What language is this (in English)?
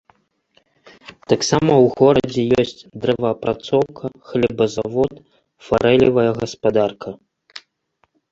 Belarusian